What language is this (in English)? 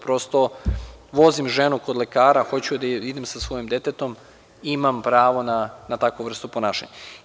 Serbian